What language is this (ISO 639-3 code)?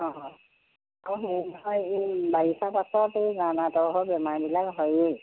asm